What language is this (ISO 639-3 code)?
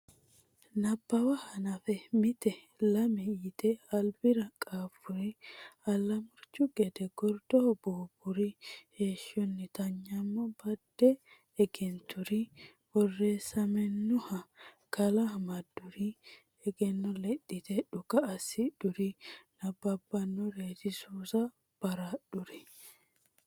sid